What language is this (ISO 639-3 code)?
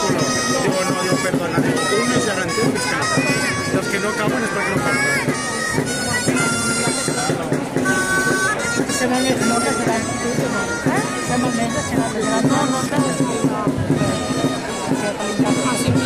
ara